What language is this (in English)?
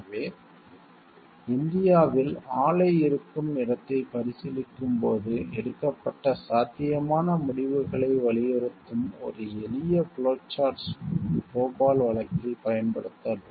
Tamil